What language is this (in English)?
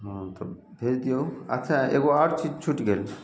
Maithili